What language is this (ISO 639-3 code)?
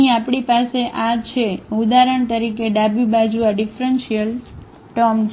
guj